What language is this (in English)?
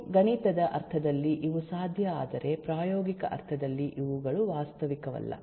Kannada